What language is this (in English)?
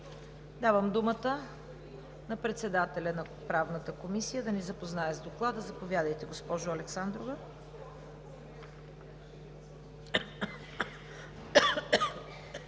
Bulgarian